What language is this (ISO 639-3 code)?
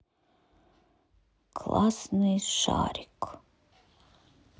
rus